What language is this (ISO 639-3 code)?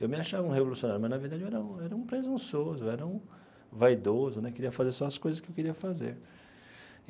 por